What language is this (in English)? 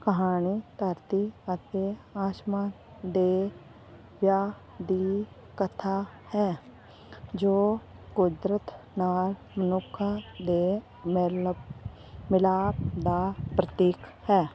Punjabi